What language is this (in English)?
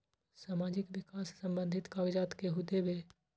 Magahi